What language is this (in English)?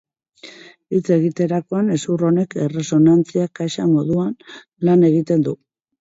Basque